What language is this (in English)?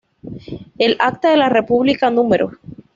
Spanish